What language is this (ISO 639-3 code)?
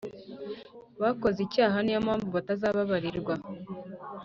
kin